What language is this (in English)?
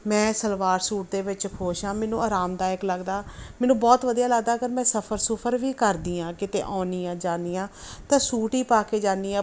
Punjabi